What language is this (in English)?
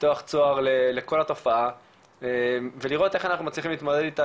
Hebrew